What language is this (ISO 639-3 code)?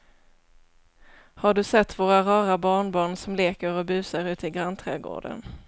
swe